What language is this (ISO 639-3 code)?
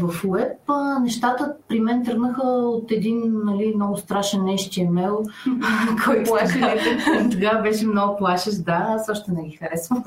bul